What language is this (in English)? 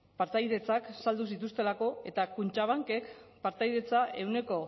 Basque